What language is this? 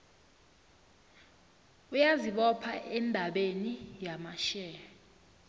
South Ndebele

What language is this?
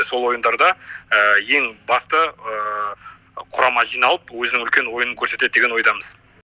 Kazakh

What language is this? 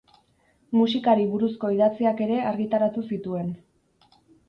Basque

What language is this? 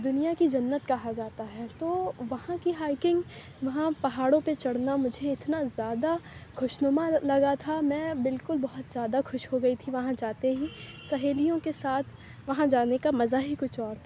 Urdu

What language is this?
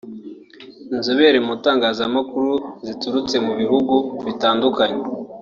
Kinyarwanda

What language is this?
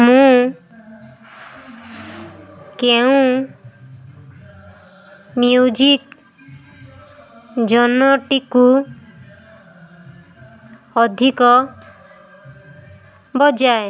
Odia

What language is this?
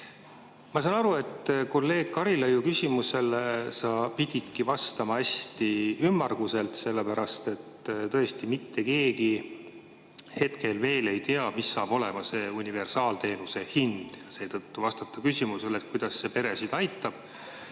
Estonian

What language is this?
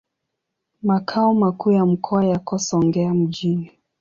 Swahili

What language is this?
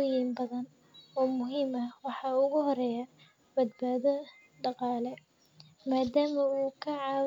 Somali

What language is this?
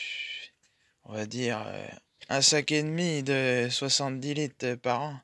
French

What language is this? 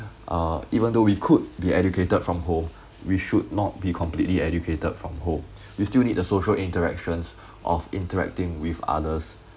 English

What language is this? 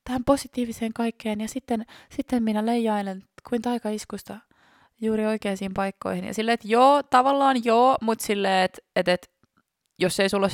Finnish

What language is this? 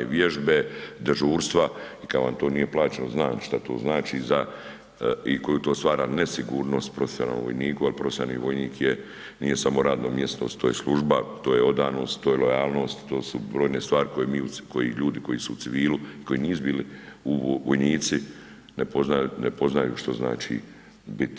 Croatian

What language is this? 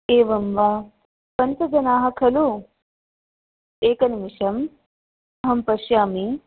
Sanskrit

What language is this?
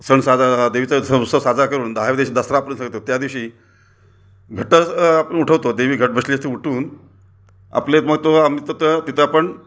Marathi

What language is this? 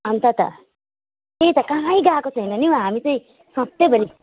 Nepali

